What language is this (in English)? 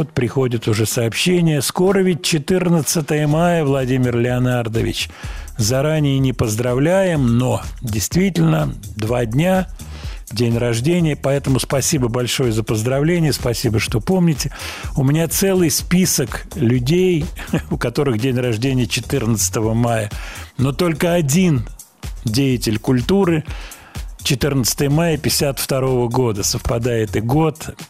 Russian